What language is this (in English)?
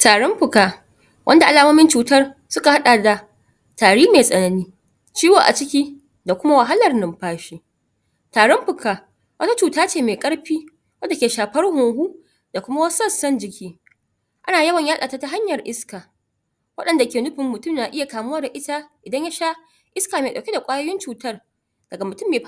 Hausa